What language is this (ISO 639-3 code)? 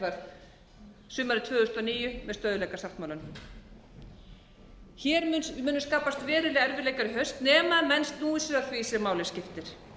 isl